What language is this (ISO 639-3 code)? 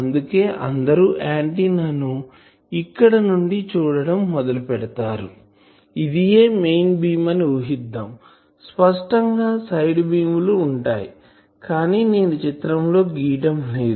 tel